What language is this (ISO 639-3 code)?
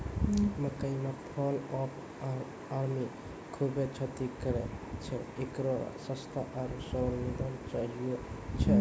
mai